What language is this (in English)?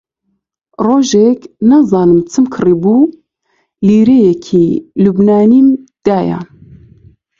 Central Kurdish